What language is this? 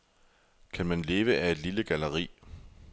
Danish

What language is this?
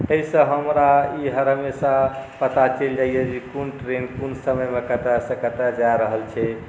Maithili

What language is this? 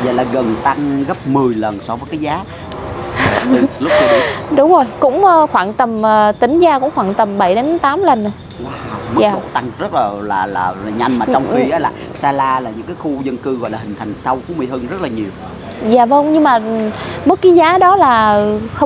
Vietnamese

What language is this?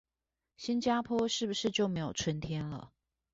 Chinese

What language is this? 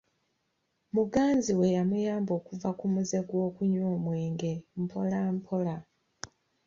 Ganda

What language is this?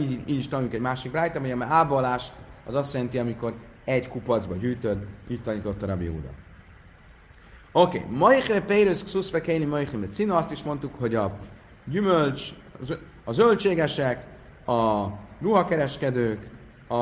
Hungarian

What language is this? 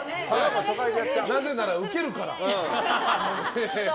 Japanese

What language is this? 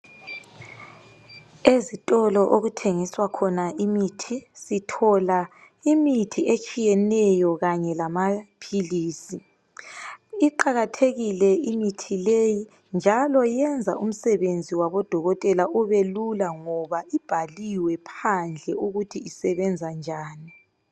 North Ndebele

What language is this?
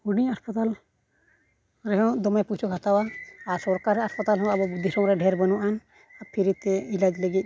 Santali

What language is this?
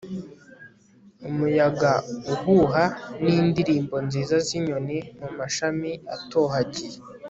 Kinyarwanda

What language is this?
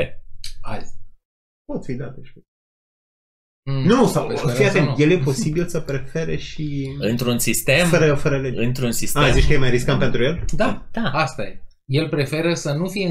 Romanian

